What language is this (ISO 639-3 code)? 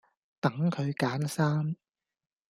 yue